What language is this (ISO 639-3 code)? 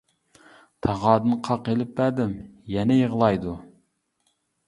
uig